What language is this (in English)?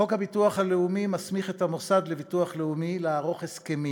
Hebrew